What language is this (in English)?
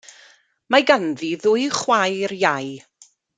Welsh